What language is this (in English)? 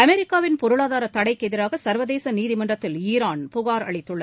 Tamil